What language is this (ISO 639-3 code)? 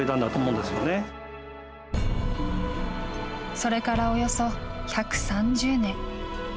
jpn